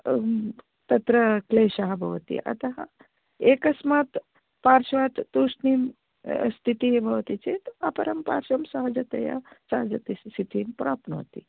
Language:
Sanskrit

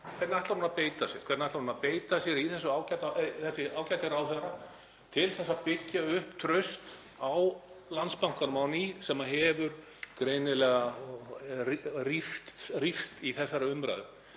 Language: Icelandic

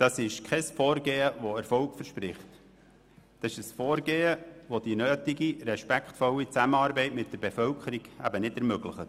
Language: Swiss German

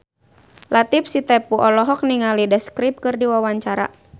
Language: Sundanese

